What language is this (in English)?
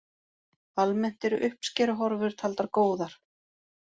Icelandic